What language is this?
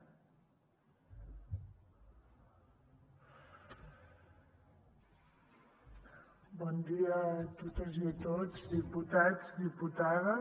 Catalan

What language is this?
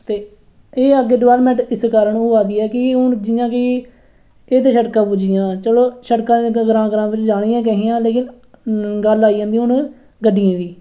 Dogri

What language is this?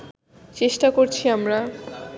Bangla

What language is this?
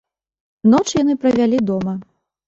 Belarusian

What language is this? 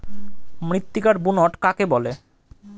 Bangla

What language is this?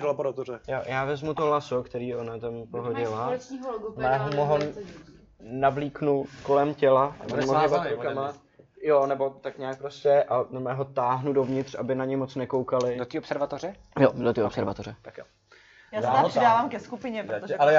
Czech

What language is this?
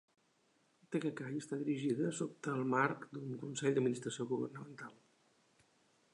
Catalan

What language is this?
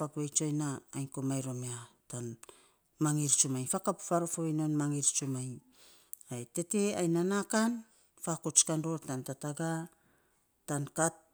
Saposa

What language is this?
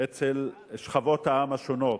Hebrew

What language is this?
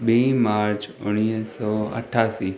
Sindhi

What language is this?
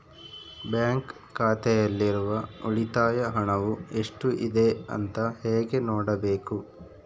Kannada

